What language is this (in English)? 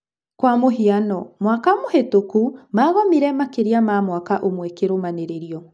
Kikuyu